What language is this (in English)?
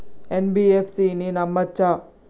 Telugu